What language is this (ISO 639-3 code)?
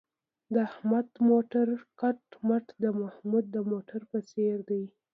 pus